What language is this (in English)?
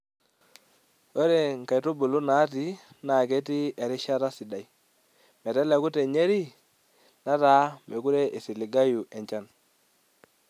Masai